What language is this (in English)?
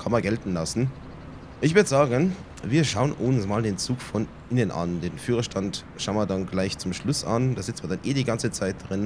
German